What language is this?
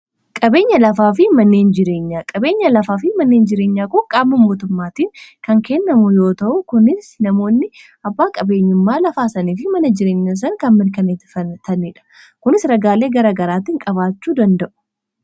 Oromo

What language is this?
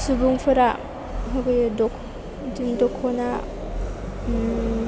Bodo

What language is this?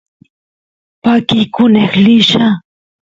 Santiago del Estero Quichua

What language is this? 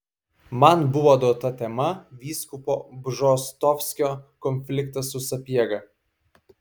Lithuanian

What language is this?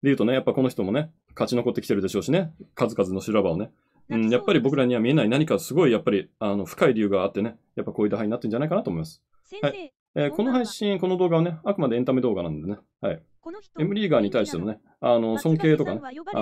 Japanese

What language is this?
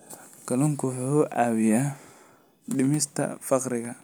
Somali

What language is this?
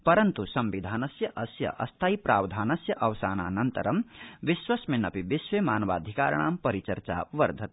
Sanskrit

